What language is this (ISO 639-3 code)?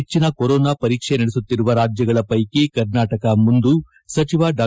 kan